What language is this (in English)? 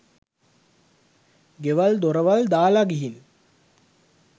Sinhala